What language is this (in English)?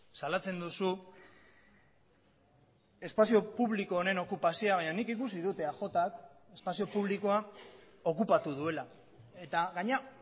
Basque